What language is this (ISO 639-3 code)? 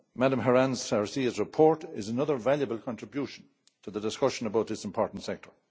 eng